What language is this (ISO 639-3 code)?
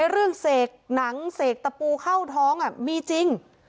tha